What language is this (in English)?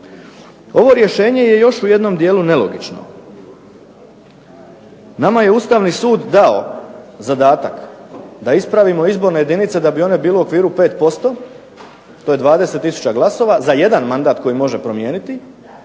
Croatian